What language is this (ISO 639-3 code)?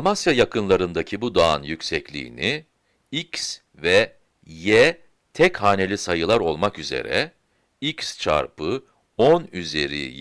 tur